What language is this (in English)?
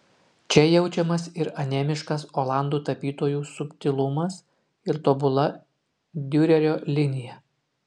Lithuanian